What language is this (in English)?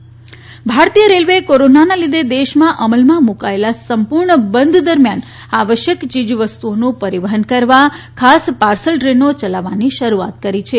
Gujarati